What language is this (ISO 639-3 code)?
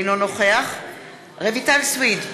heb